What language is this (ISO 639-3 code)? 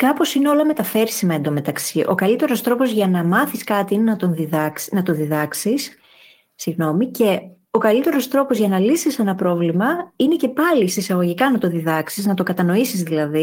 ell